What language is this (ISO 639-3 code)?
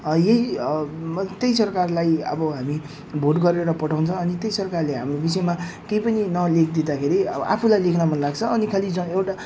nep